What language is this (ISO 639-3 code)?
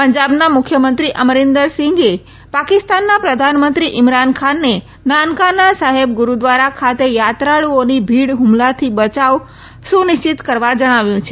guj